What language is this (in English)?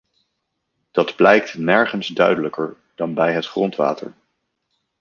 Dutch